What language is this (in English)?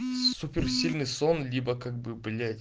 Russian